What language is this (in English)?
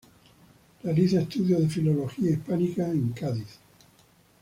Spanish